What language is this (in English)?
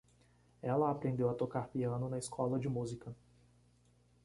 Portuguese